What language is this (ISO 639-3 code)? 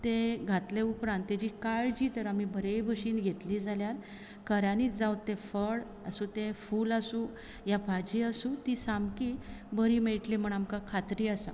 kok